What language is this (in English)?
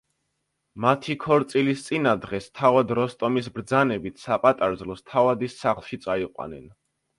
Georgian